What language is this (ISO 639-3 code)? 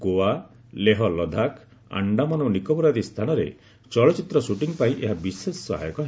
ori